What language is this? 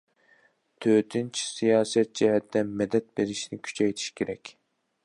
Uyghur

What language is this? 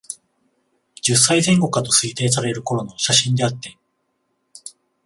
Japanese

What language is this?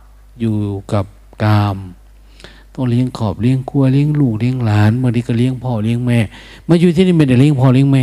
Thai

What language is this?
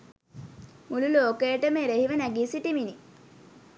Sinhala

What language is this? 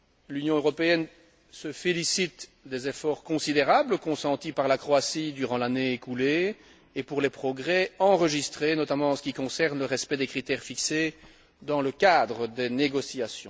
French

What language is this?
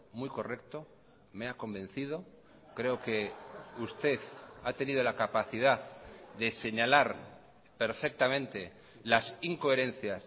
Spanish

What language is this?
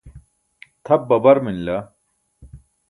Burushaski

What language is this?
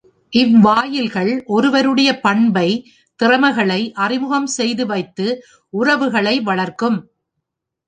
Tamil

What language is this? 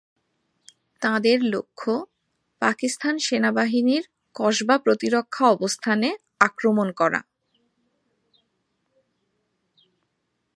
Bangla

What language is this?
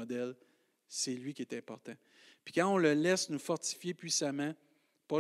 French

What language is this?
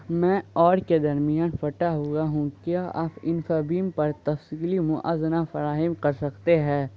Urdu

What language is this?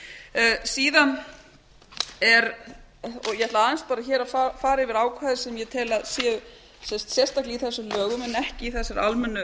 Icelandic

